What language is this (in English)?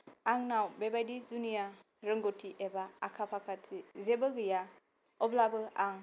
Bodo